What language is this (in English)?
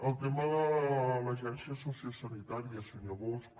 Catalan